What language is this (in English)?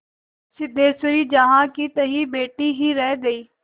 Hindi